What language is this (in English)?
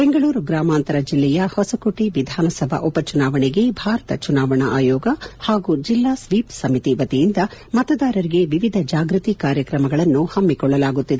Kannada